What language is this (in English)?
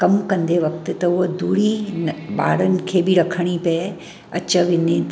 Sindhi